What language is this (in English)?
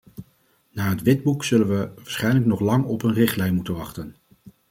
Dutch